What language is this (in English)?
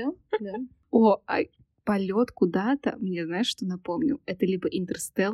Russian